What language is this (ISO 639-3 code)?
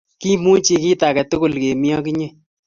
kln